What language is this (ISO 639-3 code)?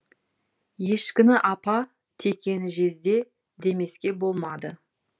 kaz